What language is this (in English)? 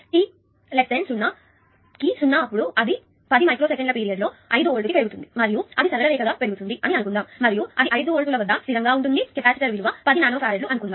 Telugu